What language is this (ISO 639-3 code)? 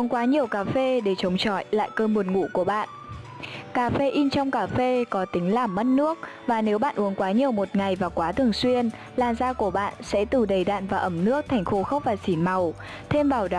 vie